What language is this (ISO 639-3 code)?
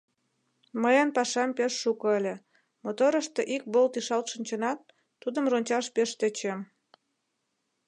chm